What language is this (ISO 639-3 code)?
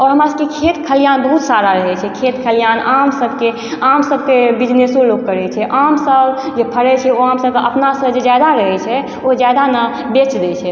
mai